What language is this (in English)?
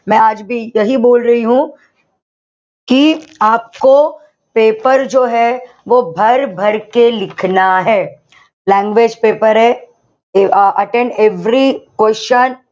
Marathi